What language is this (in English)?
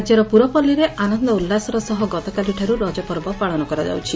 Odia